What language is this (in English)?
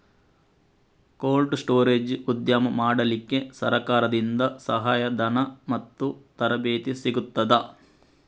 Kannada